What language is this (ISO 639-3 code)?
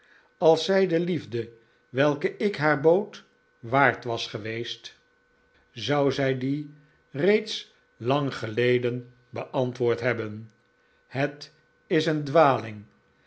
nld